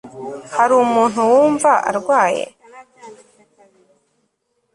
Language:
Kinyarwanda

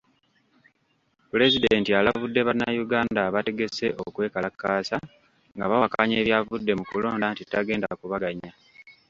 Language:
Ganda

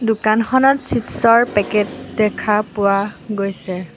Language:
Assamese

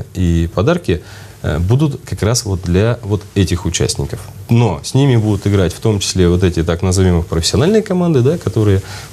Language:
Russian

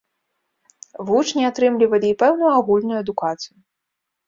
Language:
Belarusian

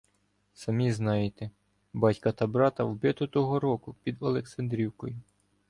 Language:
Ukrainian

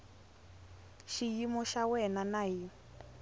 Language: Tsonga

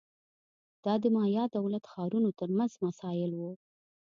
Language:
Pashto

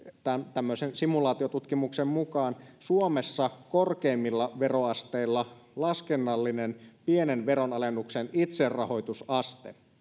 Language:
Finnish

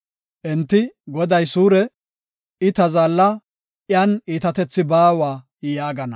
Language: Gofa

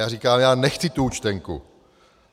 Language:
Czech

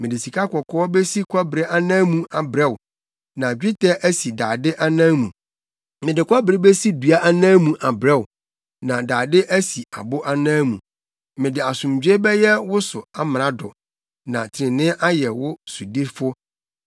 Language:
Akan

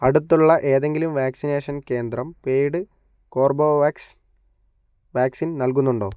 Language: Malayalam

